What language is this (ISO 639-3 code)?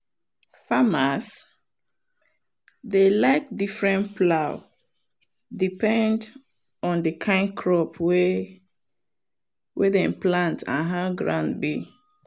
pcm